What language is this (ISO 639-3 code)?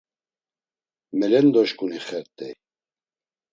lzz